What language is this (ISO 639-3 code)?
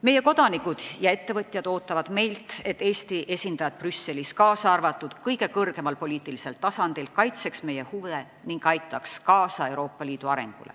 est